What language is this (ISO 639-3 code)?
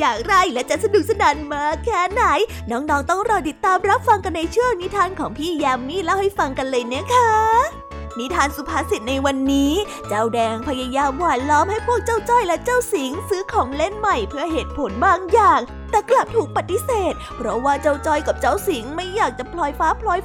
tha